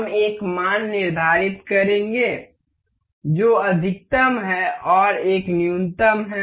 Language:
Hindi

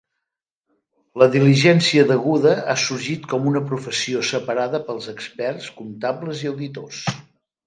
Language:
Catalan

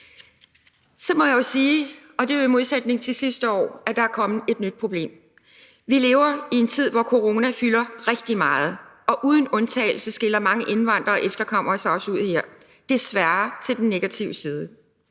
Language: Danish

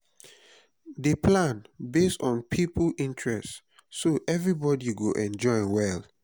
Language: Nigerian Pidgin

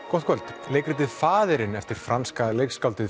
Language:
Icelandic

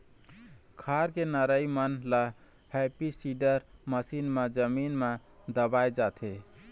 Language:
Chhattisgarhi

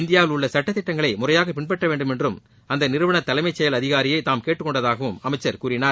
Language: Tamil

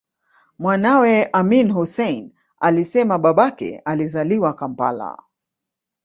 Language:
Swahili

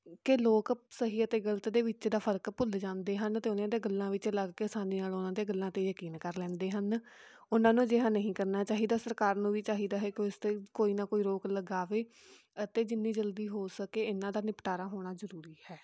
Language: Punjabi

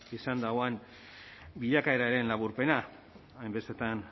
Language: Basque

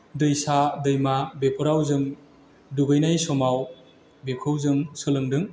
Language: Bodo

